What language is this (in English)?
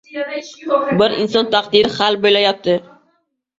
Uzbek